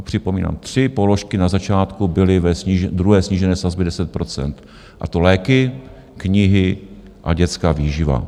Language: Czech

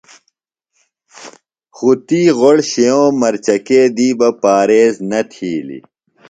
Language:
Phalura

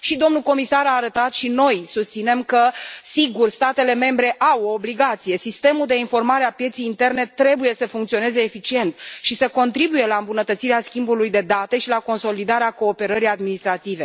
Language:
Romanian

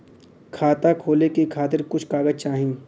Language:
Bhojpuri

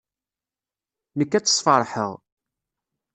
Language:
Kabyle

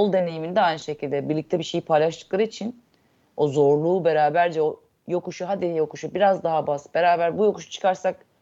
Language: Turkish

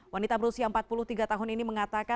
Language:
Indonesian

